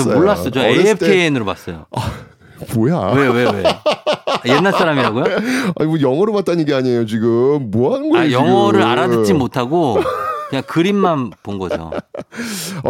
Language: Korean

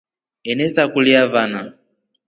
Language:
Rombo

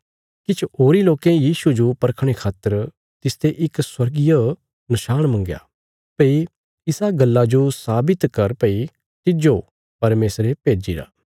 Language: Bilaspuri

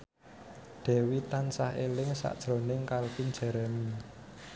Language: Javanese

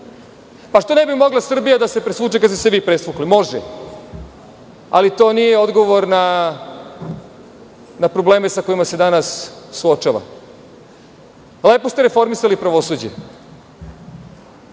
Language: Serbian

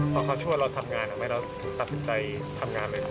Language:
Thai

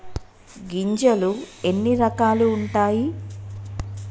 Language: Telugu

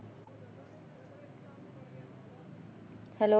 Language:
Punjabi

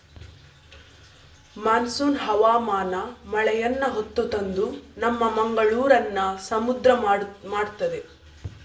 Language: Kannada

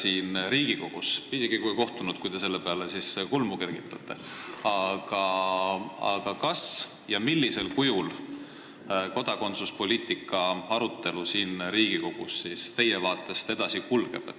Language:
Estonian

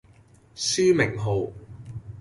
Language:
Cantonese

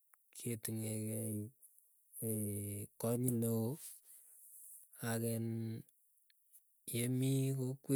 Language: Keiyo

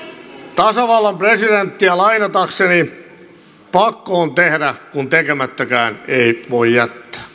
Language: Finnish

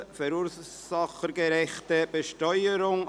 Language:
Swiss German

